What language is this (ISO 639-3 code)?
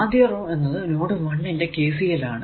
mal